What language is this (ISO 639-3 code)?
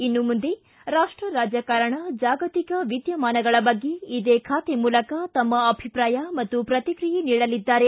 kan